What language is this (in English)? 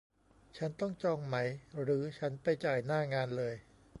Thai